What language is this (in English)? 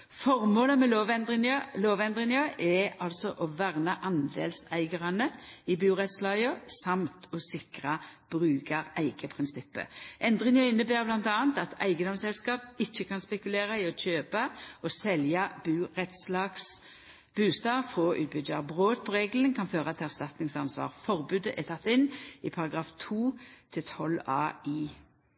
Norwegian Nynorsk